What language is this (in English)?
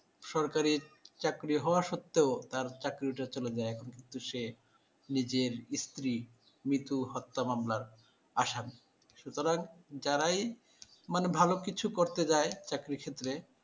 Bangla